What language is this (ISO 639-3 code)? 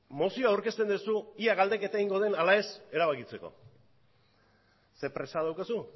eus